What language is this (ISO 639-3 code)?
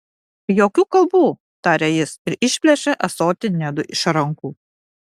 lit